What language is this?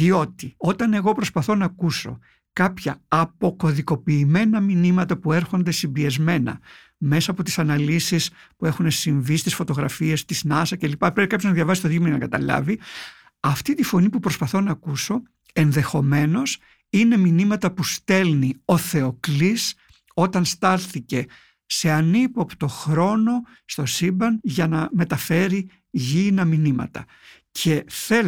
Greek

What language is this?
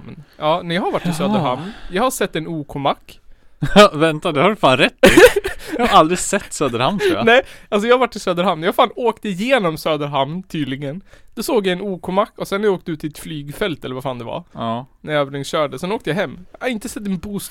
Swedish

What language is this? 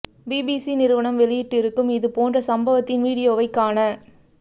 Tamil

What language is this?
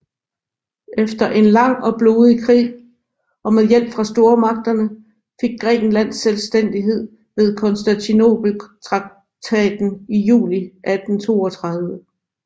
Danish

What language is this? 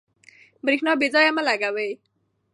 Pashto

